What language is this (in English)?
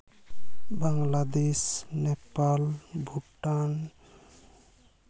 Santali